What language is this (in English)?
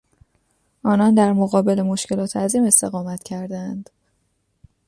Persian